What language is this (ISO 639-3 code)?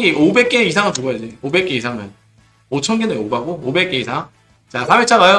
kor